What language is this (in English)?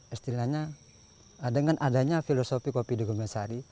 Indonesian